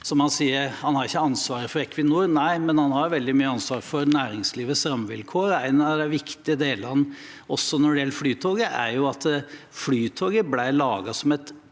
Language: Norwegian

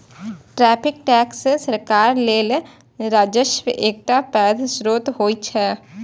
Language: Maithili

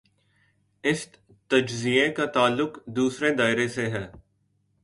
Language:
Urdu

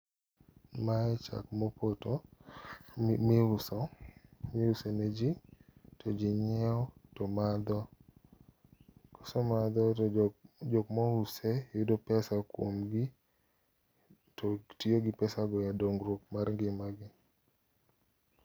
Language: Luo (Kenya and Tanzania)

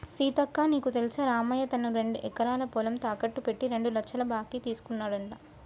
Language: Telugu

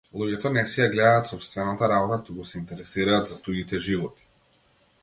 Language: Macedonian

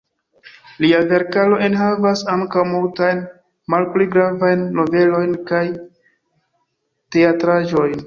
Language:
Esperanto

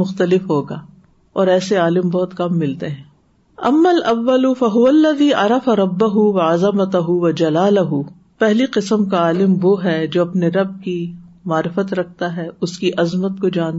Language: Urdu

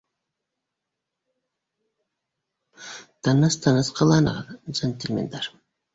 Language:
Bashkir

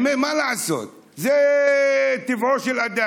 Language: Hebrew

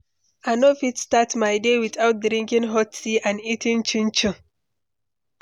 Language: Nigerian Pidgin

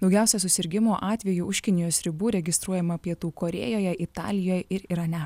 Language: Lithuanian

